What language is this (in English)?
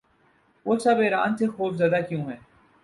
Urdu